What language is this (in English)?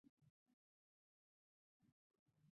Chinese